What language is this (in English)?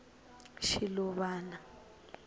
Tsonga